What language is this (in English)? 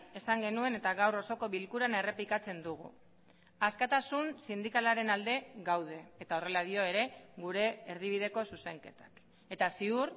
Basque